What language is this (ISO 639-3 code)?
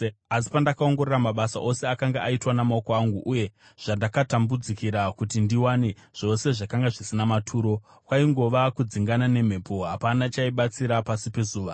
sna